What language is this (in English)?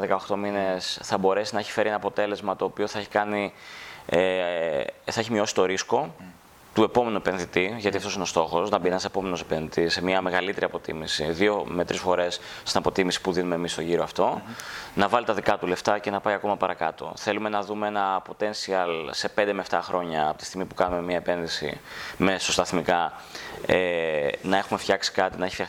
Greek